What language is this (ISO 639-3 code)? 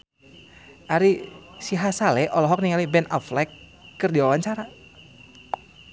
sun